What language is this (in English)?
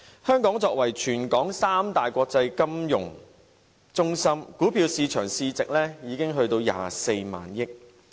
Cantonese